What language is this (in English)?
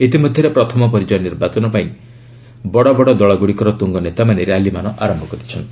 Odia